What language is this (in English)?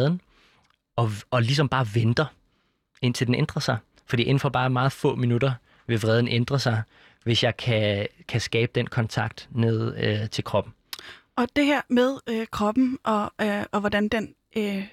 Danish